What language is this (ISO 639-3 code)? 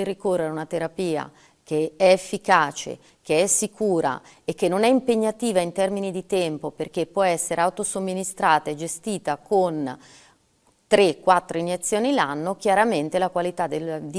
ita